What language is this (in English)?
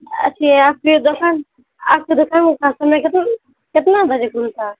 Urdu